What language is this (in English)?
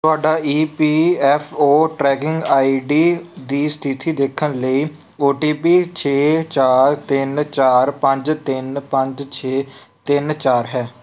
Punjabi